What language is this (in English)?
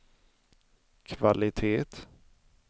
Swedish